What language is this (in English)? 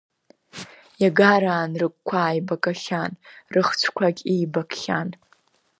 Abkhazian